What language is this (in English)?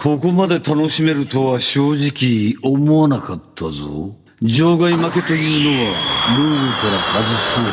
Japanese